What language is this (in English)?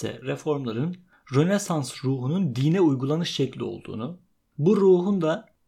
Turkish